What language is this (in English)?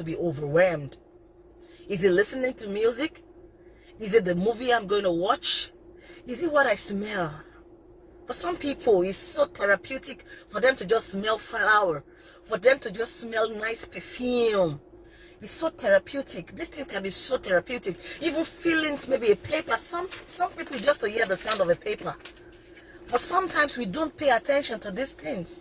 English